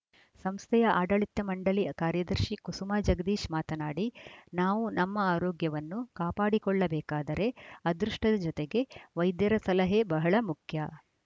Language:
Kannada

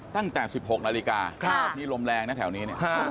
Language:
Thai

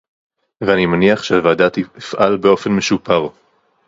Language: Hebrew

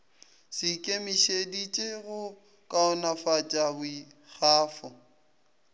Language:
Northern Sotho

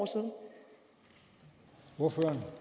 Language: Danish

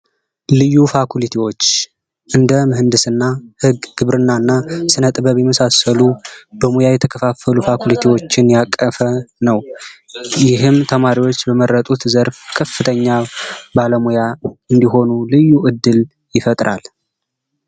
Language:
Amharic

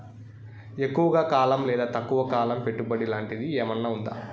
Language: Telugu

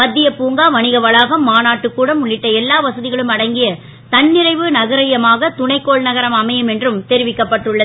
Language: Tamil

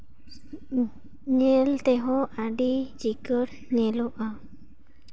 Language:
Santali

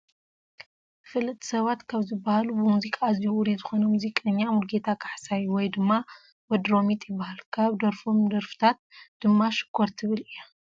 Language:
Tigrinya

